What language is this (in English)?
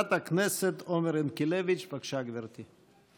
Hebrew